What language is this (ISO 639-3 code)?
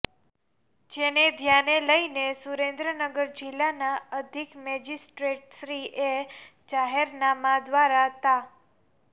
guj